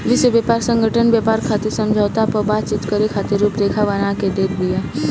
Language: Bhojpuri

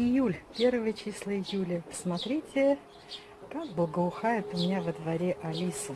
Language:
Russian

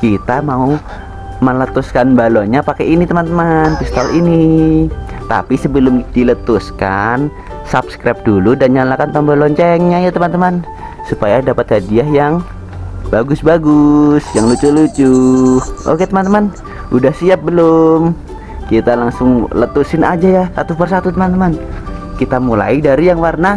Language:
Indonesian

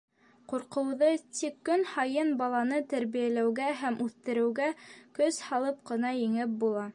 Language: Bashkir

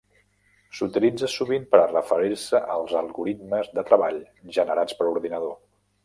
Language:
Catalan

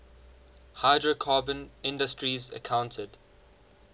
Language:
English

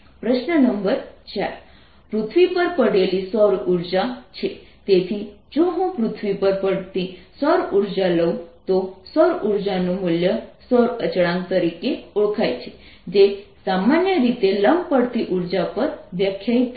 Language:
Gujarati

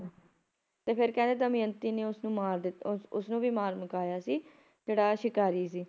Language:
Punjabi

